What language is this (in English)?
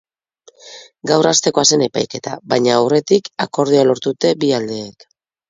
Basque